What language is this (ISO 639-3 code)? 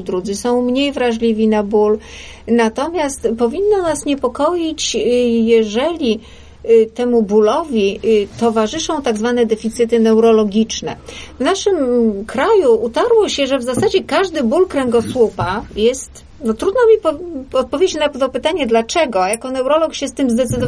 pol